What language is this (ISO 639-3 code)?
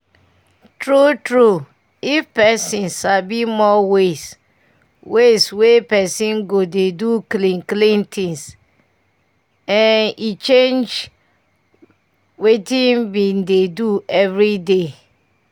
pcm